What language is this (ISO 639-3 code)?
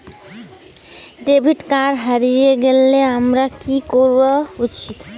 ben